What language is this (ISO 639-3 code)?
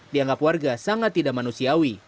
ind